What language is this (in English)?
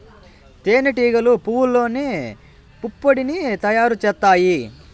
Telugu